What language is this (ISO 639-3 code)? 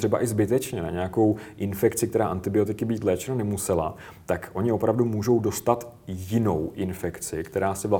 ces